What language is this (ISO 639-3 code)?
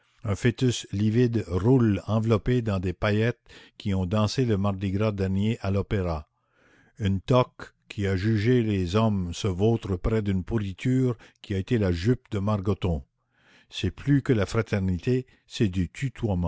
fra